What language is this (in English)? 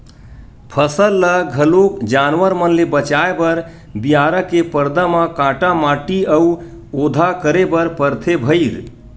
Chhattisgarhi